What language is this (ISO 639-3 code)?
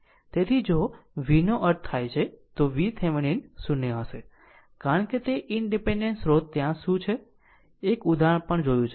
guj